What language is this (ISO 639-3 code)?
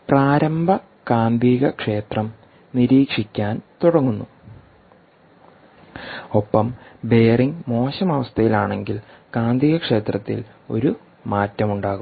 mal